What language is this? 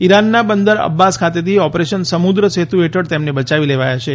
Gujarati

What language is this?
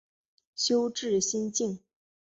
Chinese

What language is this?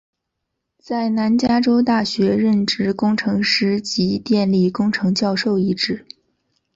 Chinese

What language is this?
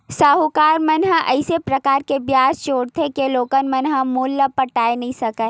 Chhattisgarhi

